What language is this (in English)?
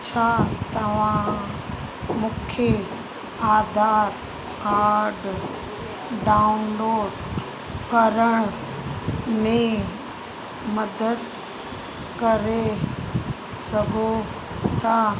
Sindhi